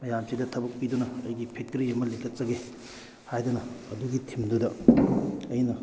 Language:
Manipuri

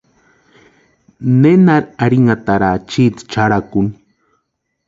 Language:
Western Highland Purepecha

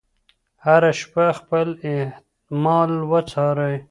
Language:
Pashto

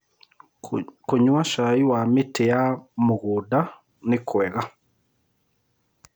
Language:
Kikuyu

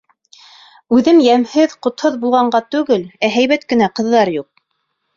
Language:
Bashkir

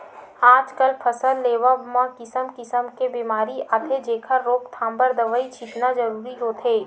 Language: Chhattisgarhi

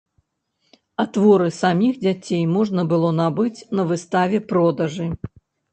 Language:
Belarusian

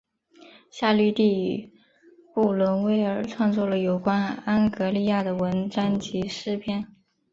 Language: Chinese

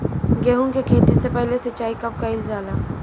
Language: Bhojpuri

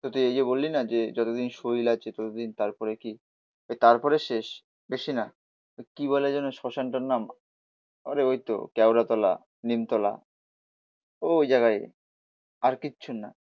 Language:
Bangla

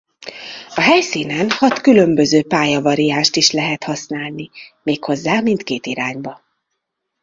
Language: Hungarian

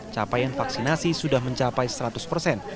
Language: Indonesian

